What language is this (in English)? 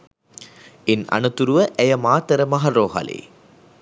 Sinhala